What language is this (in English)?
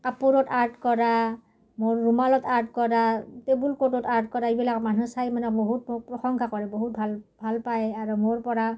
Assamese